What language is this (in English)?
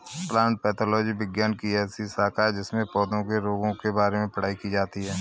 Hindi